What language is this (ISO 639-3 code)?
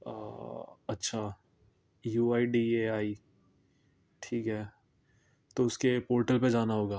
urd